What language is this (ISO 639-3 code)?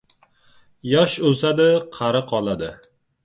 uzb